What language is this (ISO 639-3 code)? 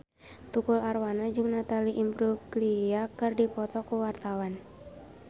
sun